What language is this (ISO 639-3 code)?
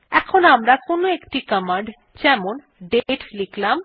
ben